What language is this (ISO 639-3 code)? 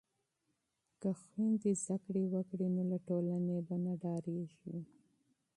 pus